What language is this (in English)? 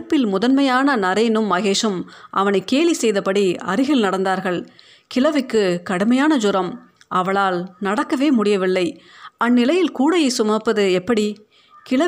Tamil